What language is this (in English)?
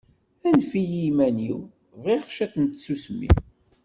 Kabyle